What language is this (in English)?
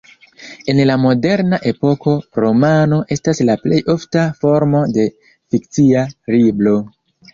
Esperanto